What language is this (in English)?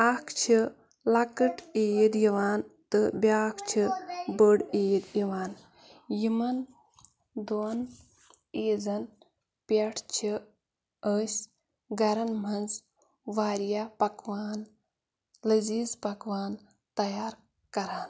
Kashmiri